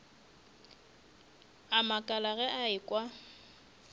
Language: Northern Sotho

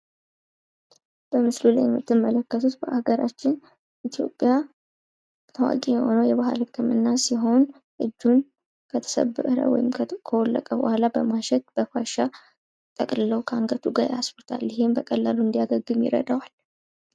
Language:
Amharic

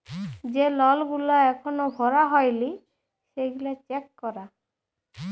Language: Bangla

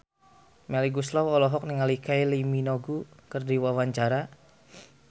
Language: Sundanese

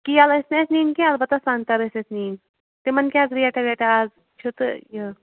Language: Kashmiri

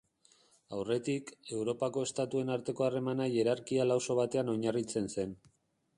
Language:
Basque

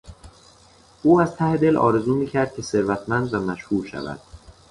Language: Persian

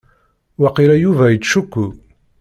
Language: Kabyle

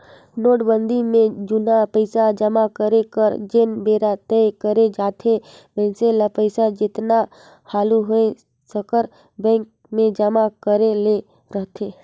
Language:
Chhattisgarhi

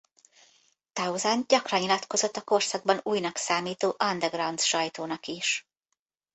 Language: Hungarian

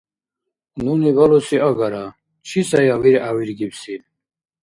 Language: Dargwa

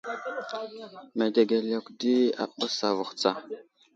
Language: Wuzlam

